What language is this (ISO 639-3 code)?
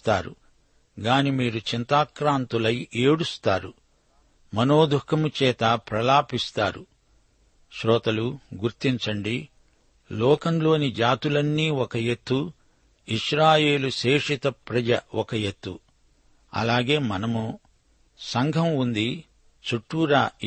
tel